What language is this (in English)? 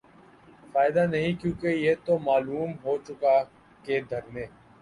Urdu